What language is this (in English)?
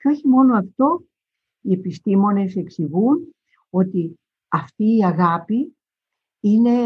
Greek